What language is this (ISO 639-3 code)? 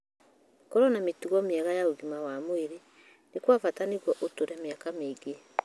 kik